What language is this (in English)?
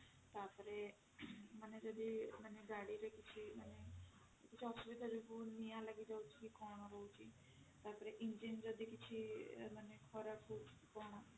Odia